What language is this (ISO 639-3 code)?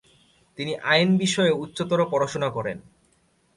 ben